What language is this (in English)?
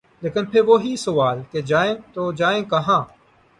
Urdu